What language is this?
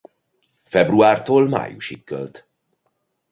Hungarian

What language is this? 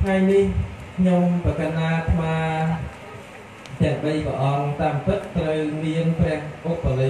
Thai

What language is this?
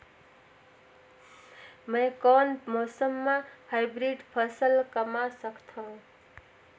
Chhattisgarhi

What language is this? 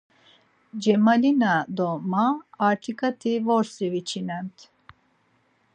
Laz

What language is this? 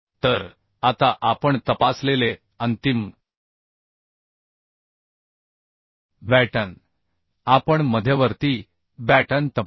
Marathi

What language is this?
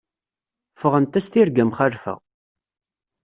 Kabyle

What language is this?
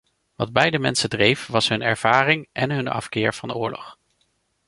Dutch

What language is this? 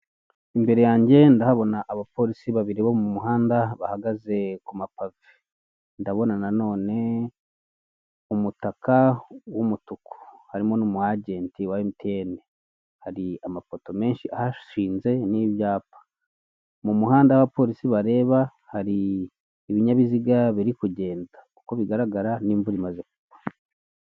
Kinyarwanda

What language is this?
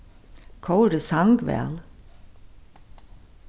Faroese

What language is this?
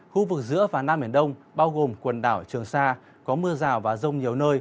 Vietnamese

